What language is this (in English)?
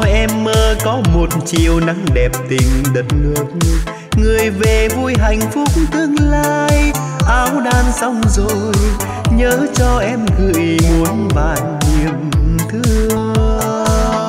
Vietnamese